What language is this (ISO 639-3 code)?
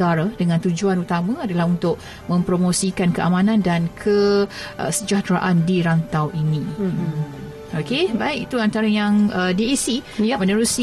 msa